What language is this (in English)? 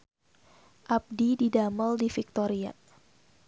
Sundanese